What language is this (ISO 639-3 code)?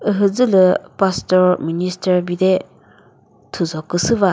nri